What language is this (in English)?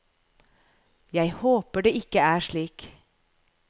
Norwegian